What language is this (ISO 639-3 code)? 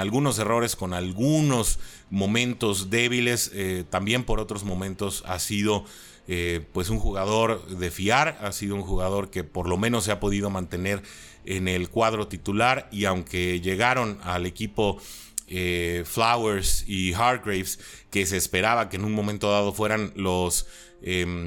spa